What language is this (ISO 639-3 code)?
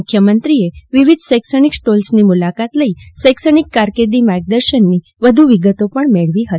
guj